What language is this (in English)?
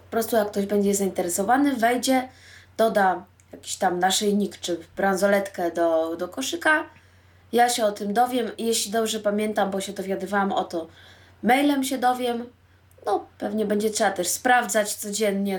Polish